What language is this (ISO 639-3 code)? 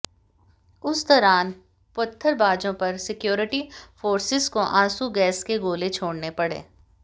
hin